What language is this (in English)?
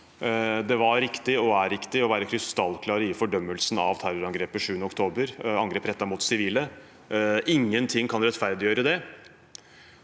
Norwegian